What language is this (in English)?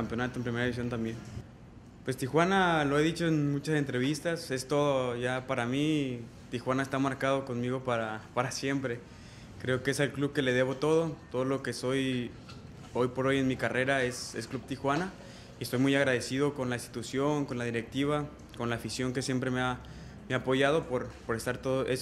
Spanish